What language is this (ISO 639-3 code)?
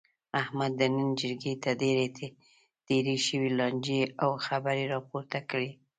pus